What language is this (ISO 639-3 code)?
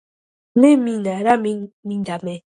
kat